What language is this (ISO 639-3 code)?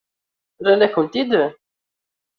kab